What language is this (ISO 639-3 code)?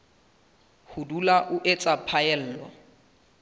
sot